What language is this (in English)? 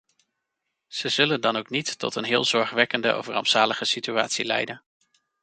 Dutch